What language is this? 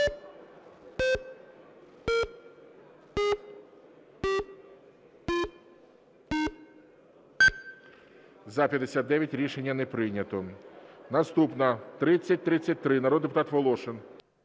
Ukrainian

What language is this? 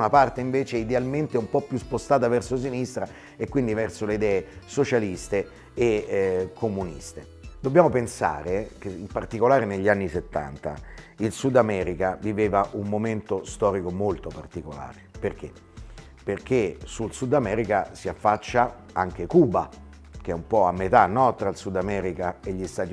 Italian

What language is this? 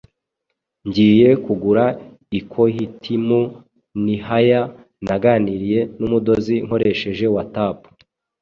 Kinyarwanda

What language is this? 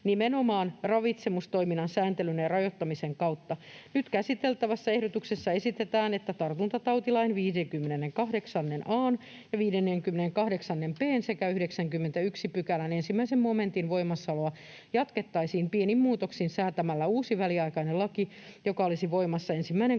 Finnish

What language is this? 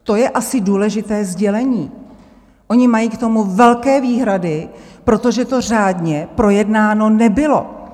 Czech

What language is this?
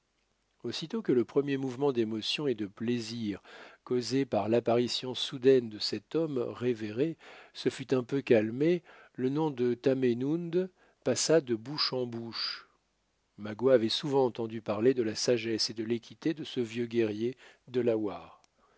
French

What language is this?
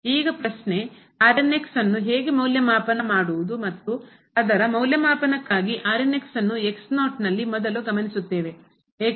Kannada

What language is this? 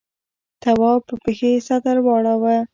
Pashto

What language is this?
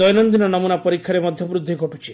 Odia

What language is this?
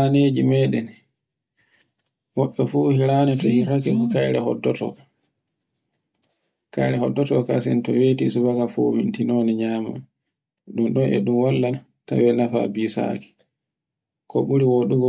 Borgu Fulfulde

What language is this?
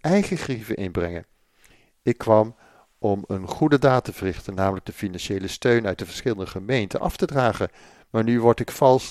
Dutch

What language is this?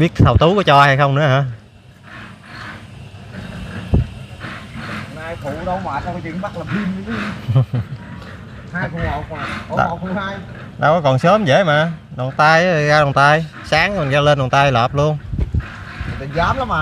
Vietnamese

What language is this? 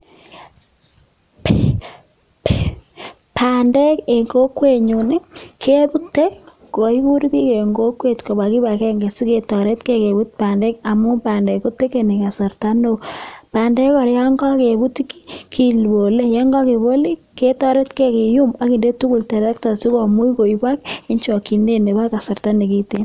Kalenjin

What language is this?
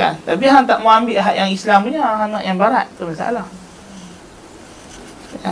Malay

